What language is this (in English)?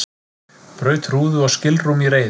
Icelandic